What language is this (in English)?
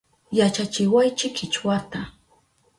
Southern Pastaza Quechua